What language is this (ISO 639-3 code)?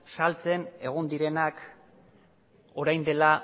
eus